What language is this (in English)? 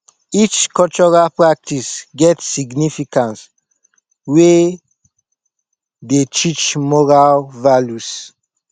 Nigerian Pidgin